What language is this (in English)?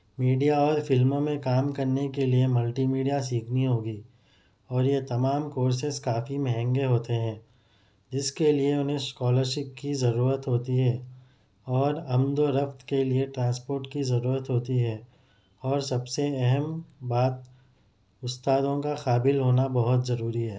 Urdu